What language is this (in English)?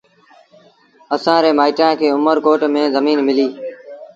Sindhi Bhil